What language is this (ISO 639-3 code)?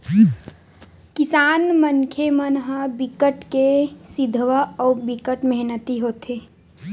hne